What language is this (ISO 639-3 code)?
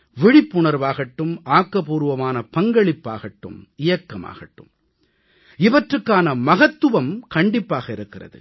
tam